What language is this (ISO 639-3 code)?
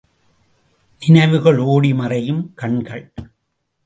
tam